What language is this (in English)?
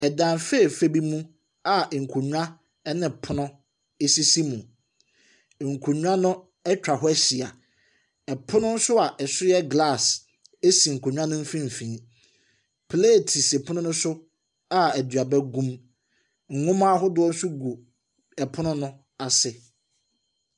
Akan